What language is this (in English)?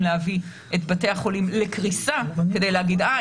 Hebrew